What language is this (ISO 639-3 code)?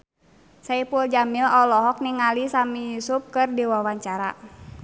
sun